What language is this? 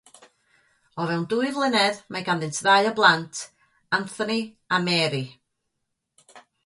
Welsh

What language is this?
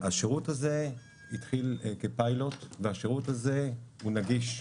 Hebrew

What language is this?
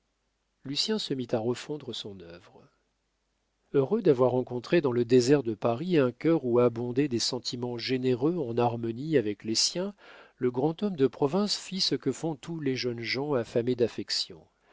French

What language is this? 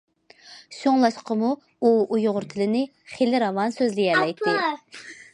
Uyghur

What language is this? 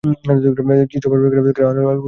Bangla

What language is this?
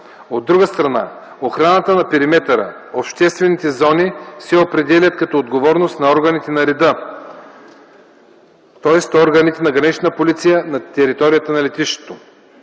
Bulgarian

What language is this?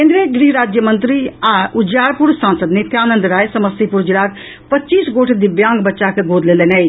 Maithili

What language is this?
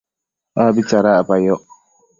Matsés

